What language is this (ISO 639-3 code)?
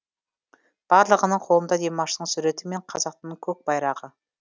kaz